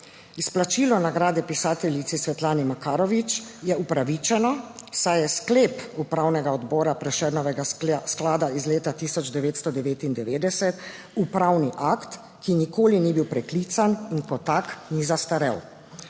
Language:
Slovenian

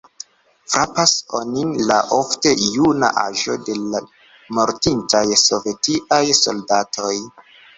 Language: Esperanto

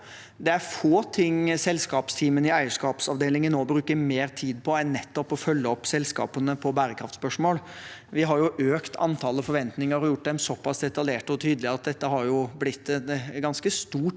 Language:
Norwegian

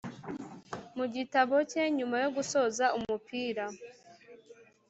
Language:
Kinyarwanda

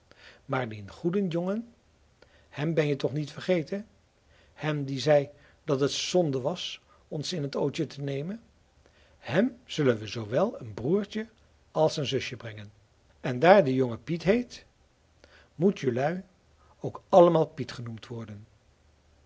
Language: Dutch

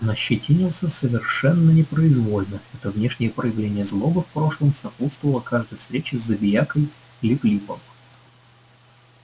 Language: Russian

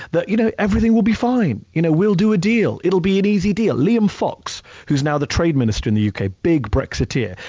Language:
English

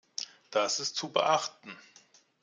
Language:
German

